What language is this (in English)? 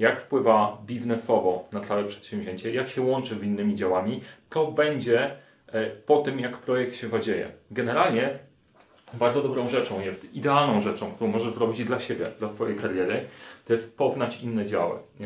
Polish